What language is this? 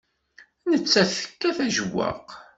Kabyle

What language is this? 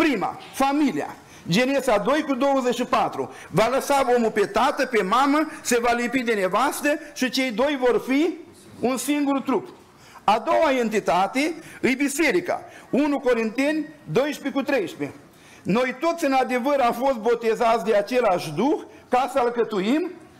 Romanian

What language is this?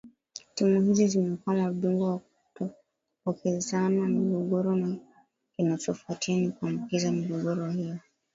Swahili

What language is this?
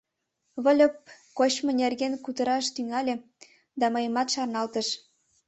Mari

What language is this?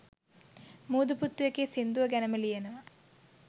Sinhala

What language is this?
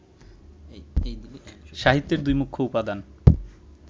Bangla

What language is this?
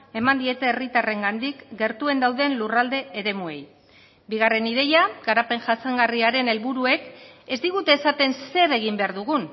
Basque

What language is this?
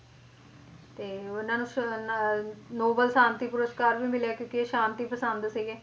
Punjabi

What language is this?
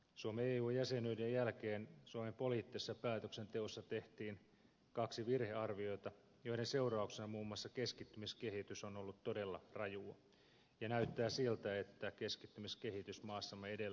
Finnish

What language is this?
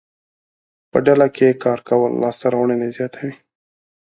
Pashto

